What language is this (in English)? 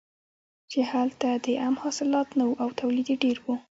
Pashto